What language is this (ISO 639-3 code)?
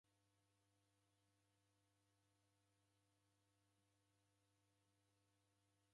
dav